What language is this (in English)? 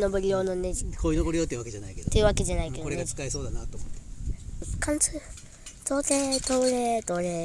Japanese